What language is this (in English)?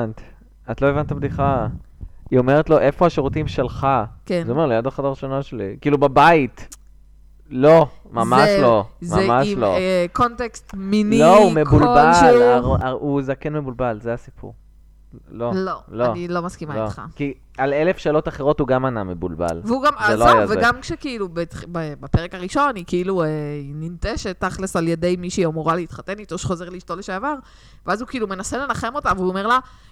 Hebrew